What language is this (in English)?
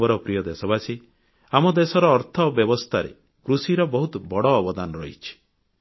Odia